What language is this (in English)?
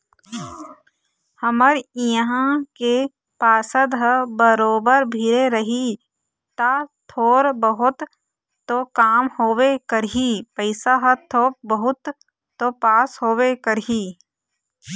Chhattisgarhi